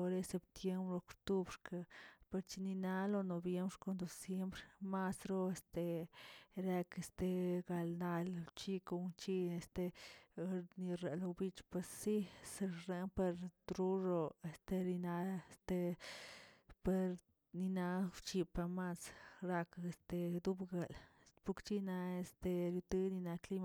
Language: Tilquiapan Zapotec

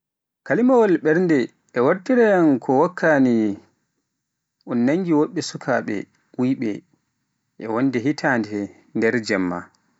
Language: Pular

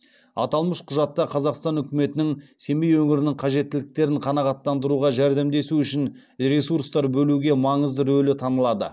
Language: Kazakh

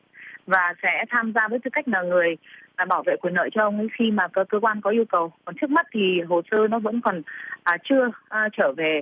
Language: Vietnamese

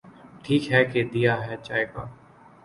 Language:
Urdu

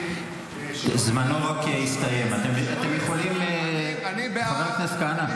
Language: Hebrew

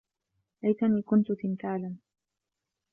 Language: Arabic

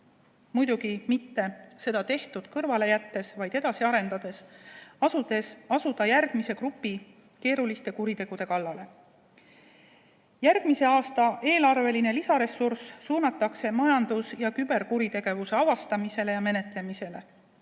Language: Estonian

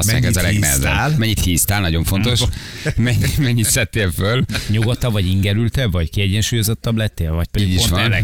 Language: Hungarian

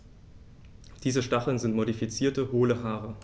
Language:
German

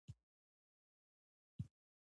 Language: Pashto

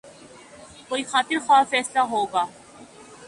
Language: Urdu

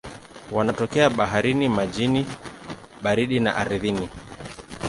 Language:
Swahili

